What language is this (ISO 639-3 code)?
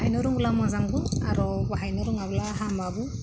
brx